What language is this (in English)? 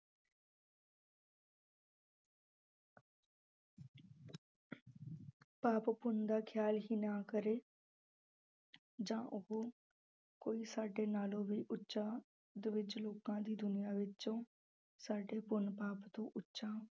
Punjabi